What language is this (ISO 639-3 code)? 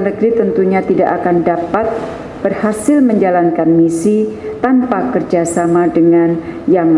ind